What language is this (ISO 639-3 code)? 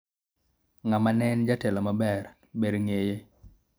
luo